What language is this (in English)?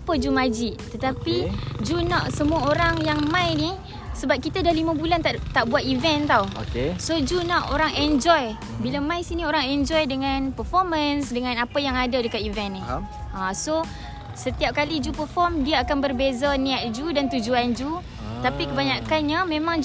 Malay